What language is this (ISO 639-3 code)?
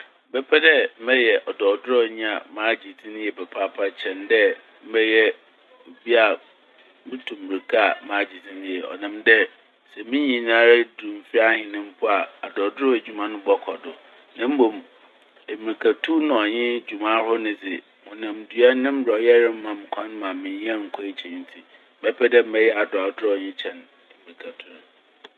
aka